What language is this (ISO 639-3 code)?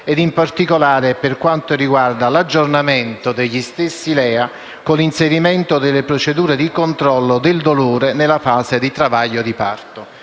ita